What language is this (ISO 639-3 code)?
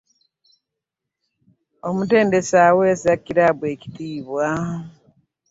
lug